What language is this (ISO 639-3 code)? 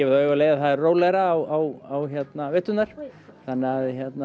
isl